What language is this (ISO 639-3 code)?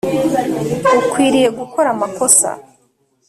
kin